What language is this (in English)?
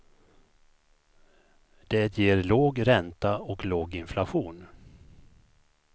Swedish